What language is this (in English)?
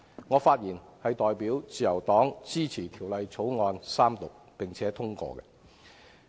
Cantonese